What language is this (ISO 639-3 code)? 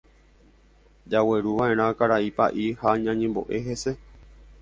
grn